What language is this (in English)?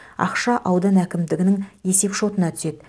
Kazakh